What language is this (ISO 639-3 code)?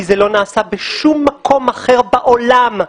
heb